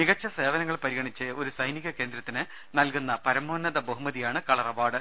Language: Malayalam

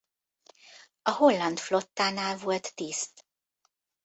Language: Hungarian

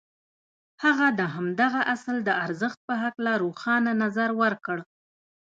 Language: Pashto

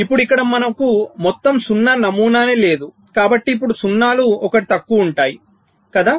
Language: Telugu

